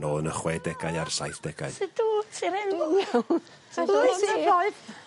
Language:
Welsh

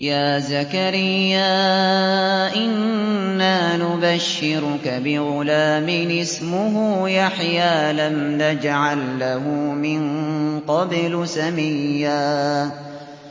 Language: Arabic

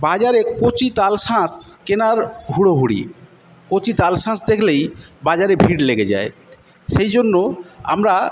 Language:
Bangla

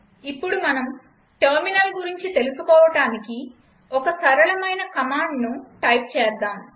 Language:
Telugu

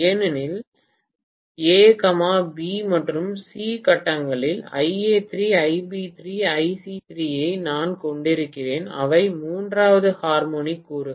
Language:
Tamil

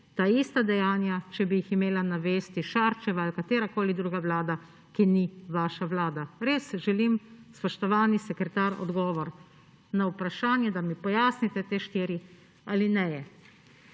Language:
Slovenian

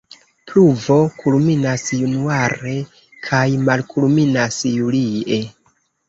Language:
Esperanto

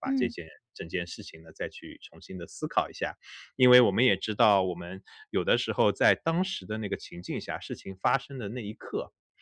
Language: Chinese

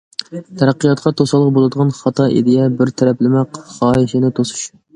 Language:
Uyghur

